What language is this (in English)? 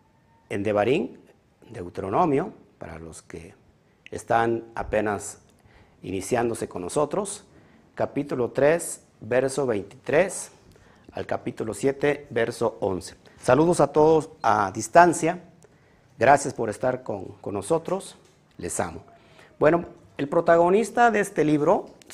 Spanish